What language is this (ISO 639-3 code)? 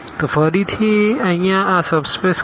guj